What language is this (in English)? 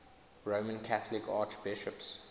English